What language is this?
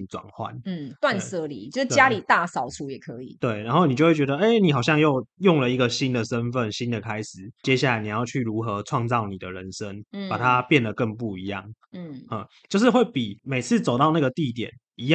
Chinese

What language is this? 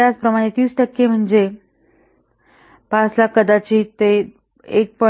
Marathi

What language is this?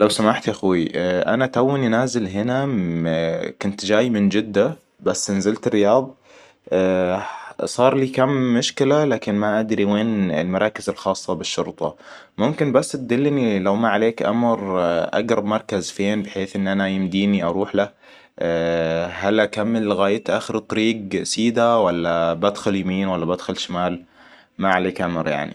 Hijazi Arabic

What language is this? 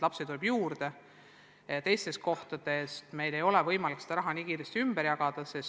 Estonian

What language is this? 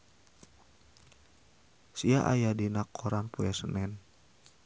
Sundanese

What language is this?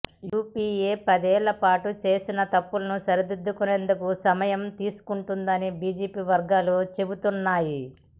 Telugu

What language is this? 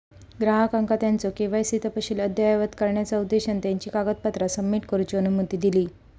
Marathi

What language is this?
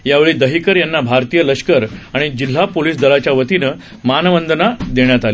Marathi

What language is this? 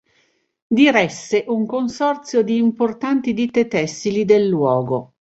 Italian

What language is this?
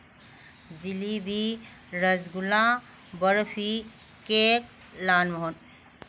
Manipuri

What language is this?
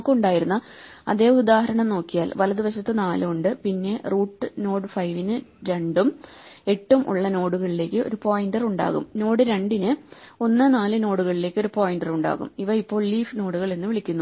Malayalam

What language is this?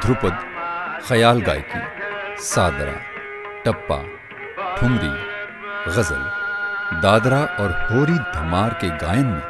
Hindi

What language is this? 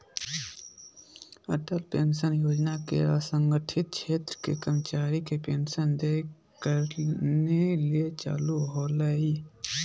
Magahi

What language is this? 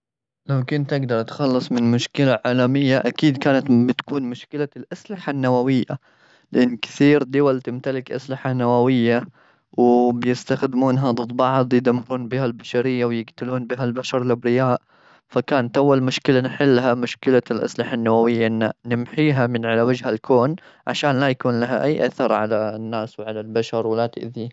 Gulf Arabic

